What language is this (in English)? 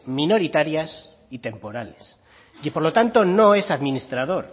Spanish